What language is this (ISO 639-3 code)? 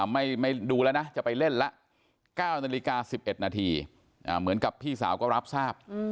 tha